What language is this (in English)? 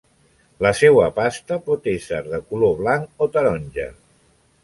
Catalan